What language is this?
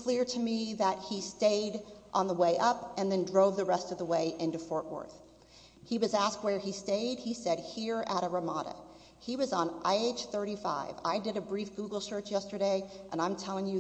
English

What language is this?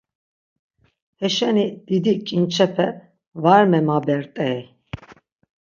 Laz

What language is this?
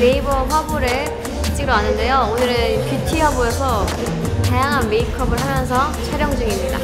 Korean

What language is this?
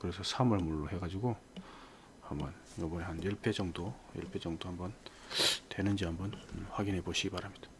Korean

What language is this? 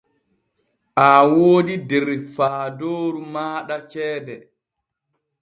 Borgu Fulfulde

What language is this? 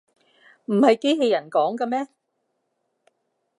Cantonese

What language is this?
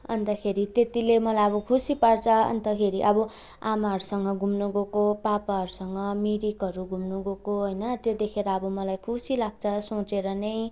Nepali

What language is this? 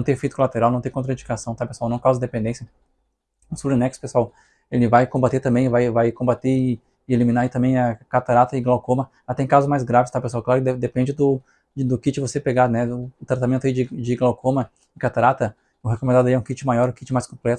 Portuguese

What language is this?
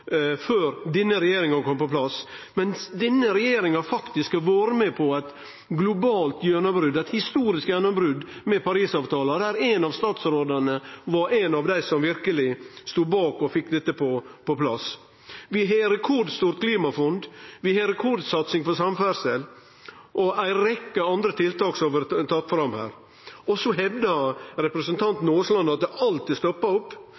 Norwegian Nynorsk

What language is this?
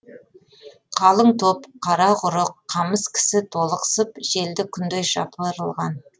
Kazakh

